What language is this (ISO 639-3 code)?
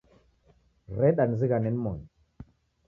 dav